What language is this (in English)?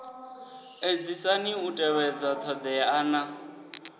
Venda